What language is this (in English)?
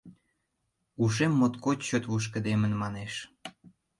Mari